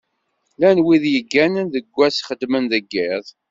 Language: Kabyle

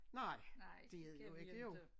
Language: Danish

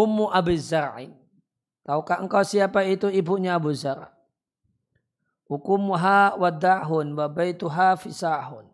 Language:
Indonesian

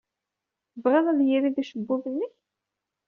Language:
Kabyle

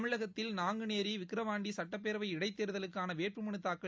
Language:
Tamil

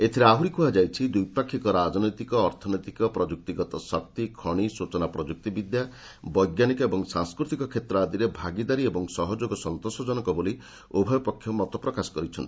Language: Odia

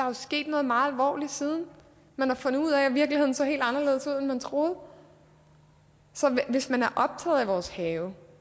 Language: Danish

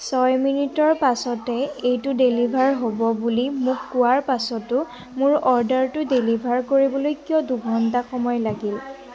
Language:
Assamese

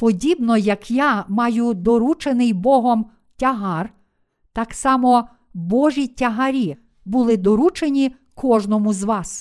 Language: Ukrainian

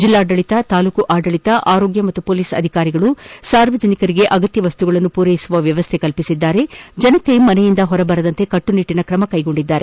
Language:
Kannada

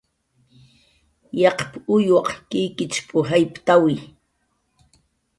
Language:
Jaqaru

